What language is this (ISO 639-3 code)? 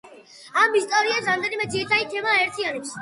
kat